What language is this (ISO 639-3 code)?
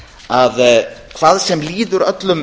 isl